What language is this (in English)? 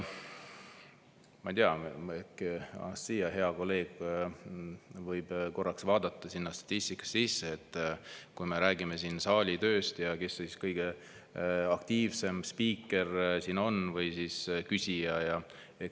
Estonian